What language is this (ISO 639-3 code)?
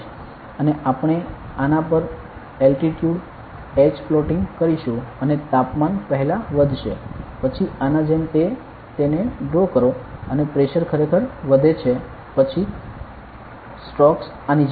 guj